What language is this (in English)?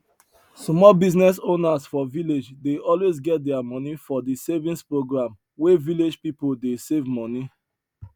Nigerian Pidgin